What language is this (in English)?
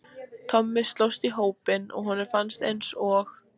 Icelandic